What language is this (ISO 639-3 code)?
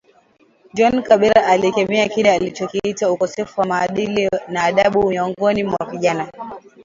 swa